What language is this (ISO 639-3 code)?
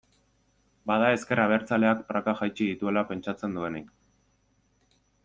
eus